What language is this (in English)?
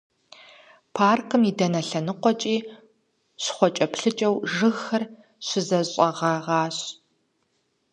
Kabardian